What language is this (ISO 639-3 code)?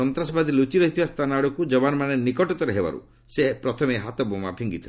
ori